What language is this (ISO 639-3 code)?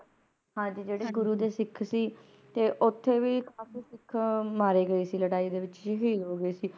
pan